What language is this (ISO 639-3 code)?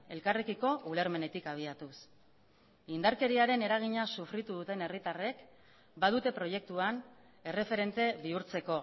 eus